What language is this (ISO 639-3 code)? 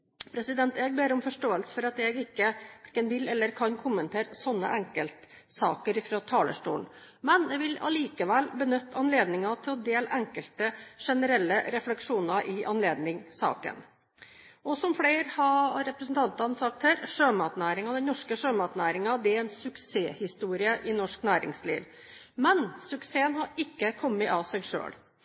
nob